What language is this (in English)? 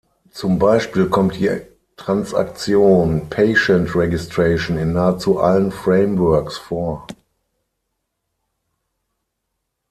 German